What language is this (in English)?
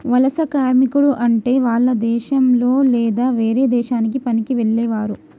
Telugu